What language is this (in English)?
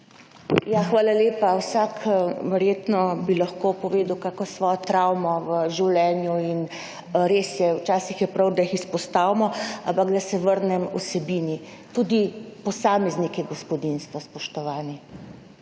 Slovenian